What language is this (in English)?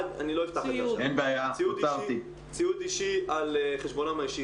Hebrew